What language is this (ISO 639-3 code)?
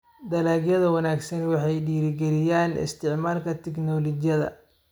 som